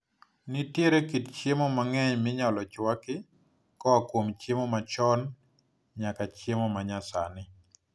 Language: Luo (Kenya and Tanzania)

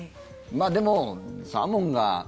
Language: Japanese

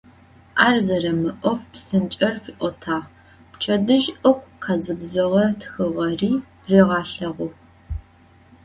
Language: Adyghe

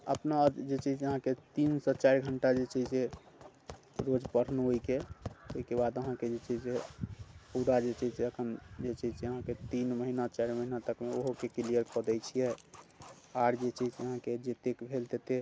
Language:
Maithili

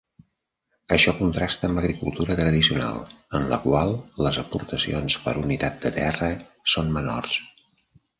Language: Catalan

